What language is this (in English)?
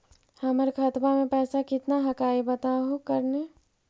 Magahi